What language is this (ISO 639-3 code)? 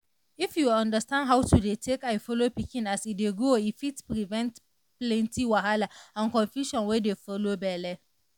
pcm